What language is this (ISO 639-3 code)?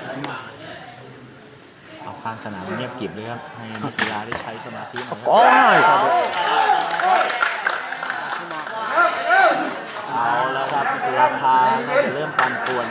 tha